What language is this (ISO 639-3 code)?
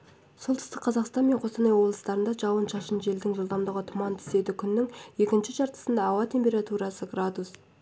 kaz